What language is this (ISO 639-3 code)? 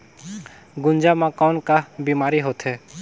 hne